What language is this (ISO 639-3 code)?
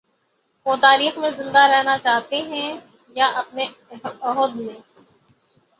urd